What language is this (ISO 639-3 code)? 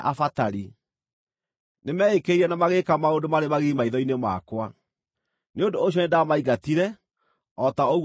kik